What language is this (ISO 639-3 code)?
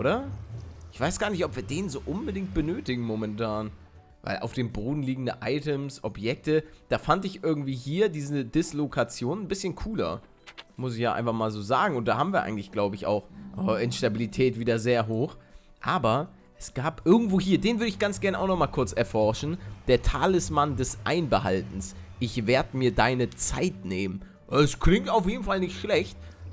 deu